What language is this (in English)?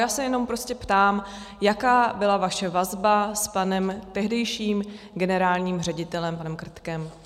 Czech